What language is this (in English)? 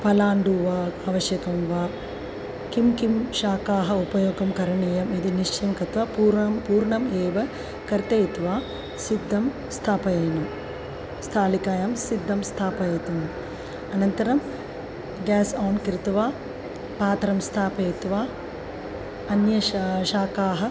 Sanskrit